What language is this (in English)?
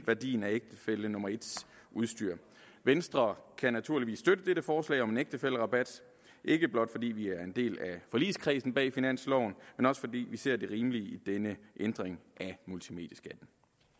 Danish